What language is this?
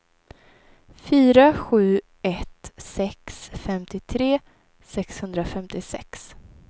Swedish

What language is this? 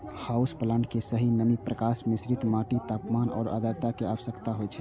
Maithili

